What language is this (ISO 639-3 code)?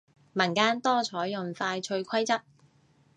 yue